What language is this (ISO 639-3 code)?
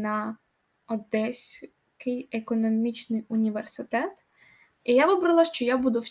ukr